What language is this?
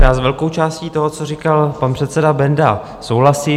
Czech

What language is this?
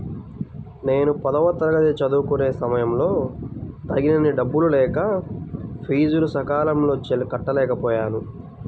Telugu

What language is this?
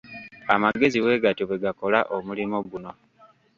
Ganda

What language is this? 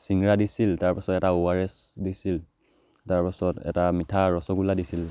Assamese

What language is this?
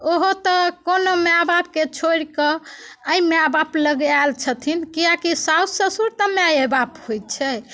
Maithili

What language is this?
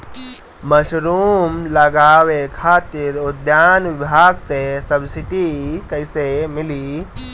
Bhojpuri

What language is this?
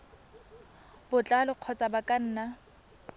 Tswana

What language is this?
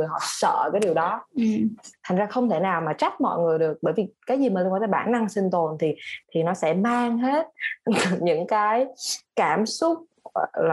Vietnamese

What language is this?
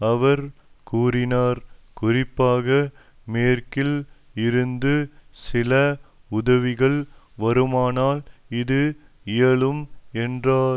Tamil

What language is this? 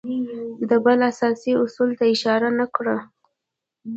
Pashto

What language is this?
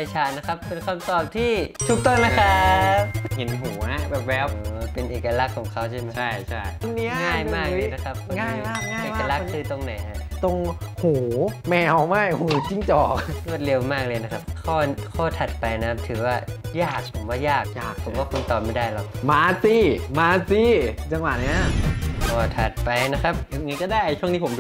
Thai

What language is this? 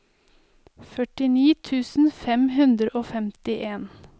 Norwegian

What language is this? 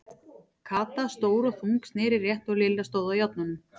Icelandic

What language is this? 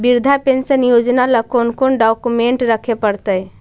Magahi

